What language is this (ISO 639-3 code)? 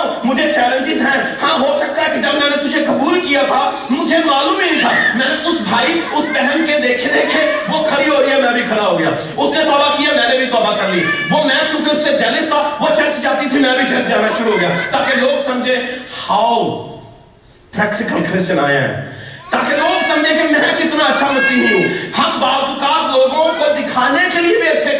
urd